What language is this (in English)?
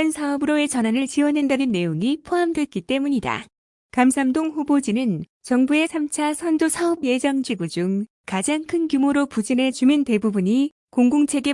Korean